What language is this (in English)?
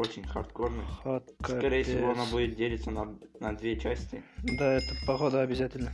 Russian